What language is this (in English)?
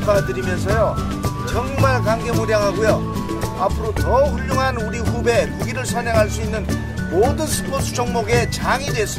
Korean